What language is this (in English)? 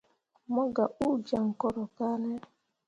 Mundang